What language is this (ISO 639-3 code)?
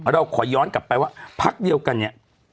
tha